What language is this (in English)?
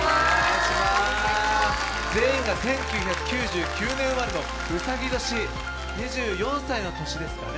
Japanese